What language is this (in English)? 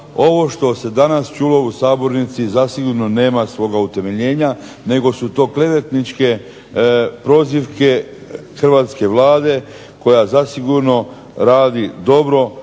Croatian